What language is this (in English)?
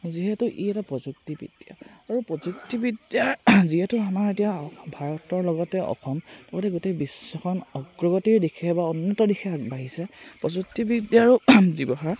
Assamese